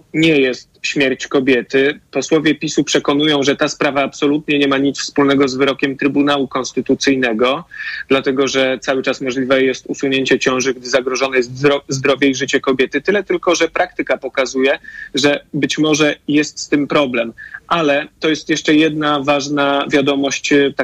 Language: Polish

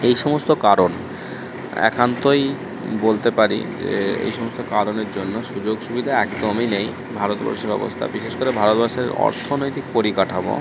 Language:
Bangla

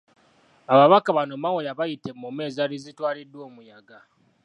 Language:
Ganda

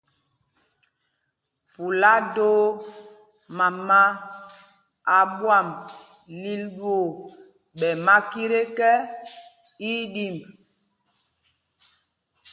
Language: Mpumpong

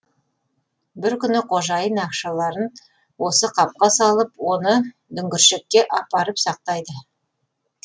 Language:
Kazakh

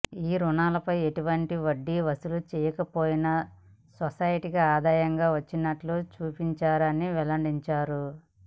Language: Telugu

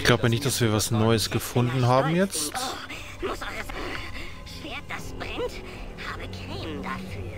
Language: German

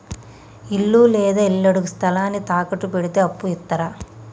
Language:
Telugu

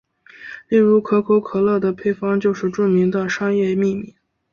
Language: Chinese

